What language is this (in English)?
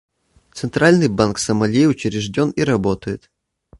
Russian